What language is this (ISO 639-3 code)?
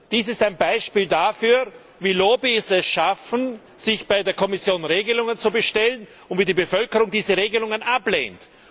deu